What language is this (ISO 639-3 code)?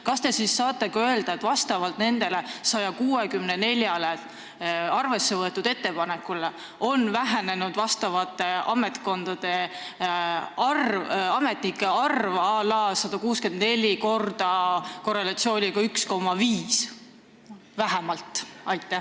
est